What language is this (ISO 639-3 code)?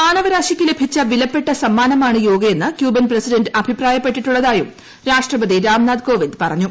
mal